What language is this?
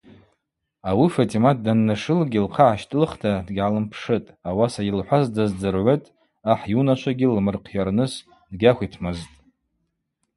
Abaza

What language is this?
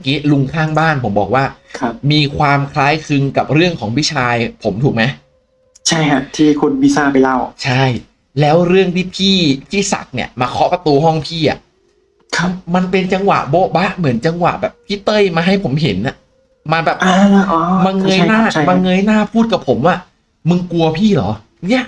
Thai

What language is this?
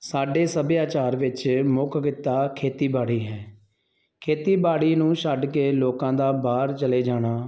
Punjabi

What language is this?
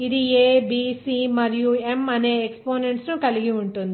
Telugu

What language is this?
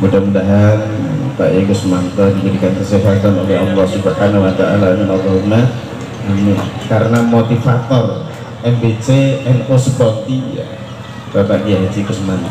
Indonesian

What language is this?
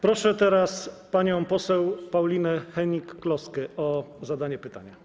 Polish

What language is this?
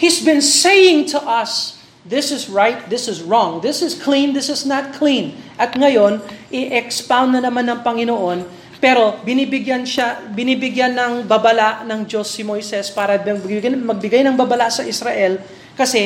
Filipino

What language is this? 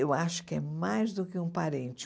Portuguese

